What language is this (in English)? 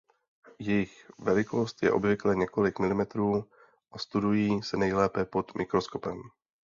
Czech